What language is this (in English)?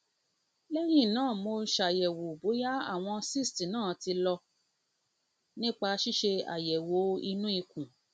Yoruba